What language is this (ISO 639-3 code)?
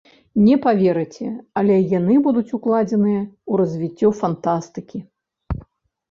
bel